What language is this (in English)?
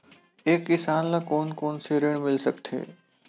Chhattisgarhi